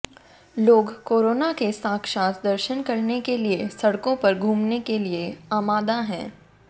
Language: Hindi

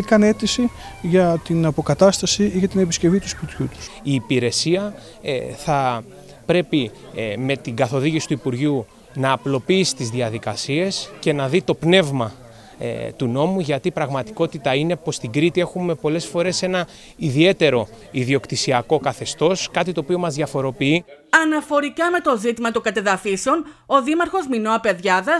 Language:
Greek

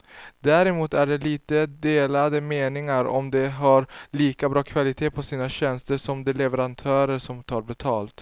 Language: Swedish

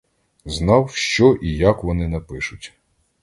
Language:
Ukrainian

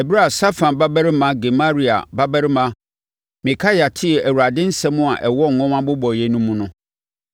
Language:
Akan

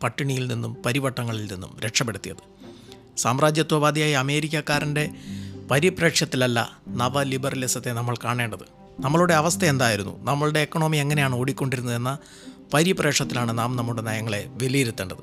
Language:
Malayalam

